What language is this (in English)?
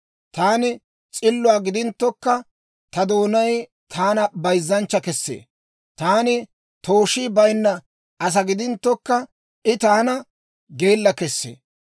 Dawro